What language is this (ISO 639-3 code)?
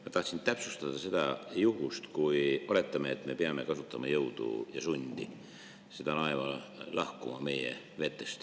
est